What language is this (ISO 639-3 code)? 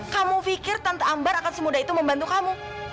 ind